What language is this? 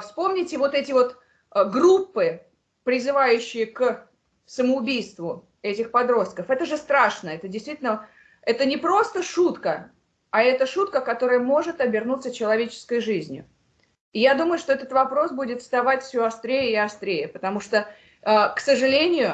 Russian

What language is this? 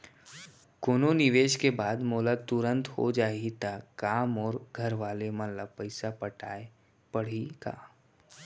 Chhattisgarhi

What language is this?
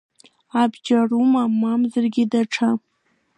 Abkhazian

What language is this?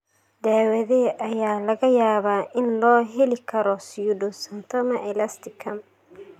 Somali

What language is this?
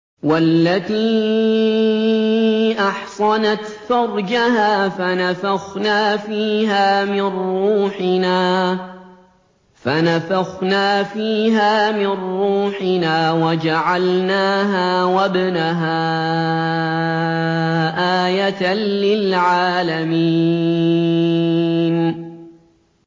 Arabic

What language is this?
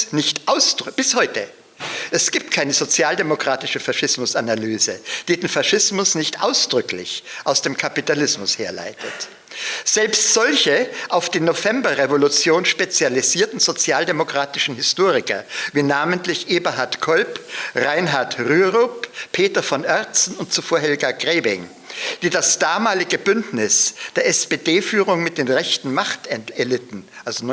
German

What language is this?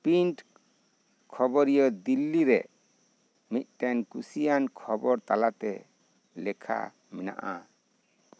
Santali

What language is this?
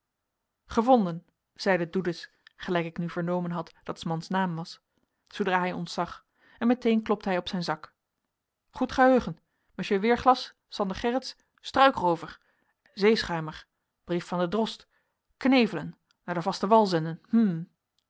Dutch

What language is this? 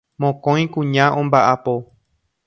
Guarani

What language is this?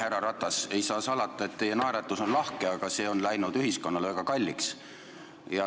Estonian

